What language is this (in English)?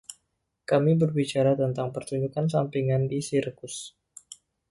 Indonesian